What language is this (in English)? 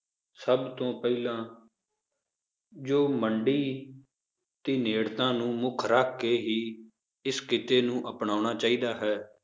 Punjabi